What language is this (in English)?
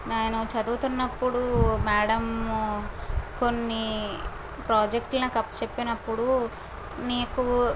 Telugu